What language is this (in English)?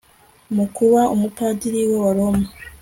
Kinyarwanda